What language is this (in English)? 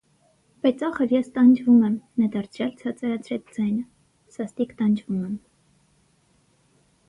Armenian